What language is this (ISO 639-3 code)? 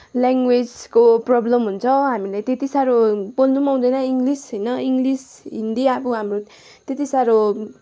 nep